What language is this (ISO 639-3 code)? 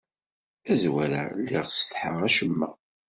kab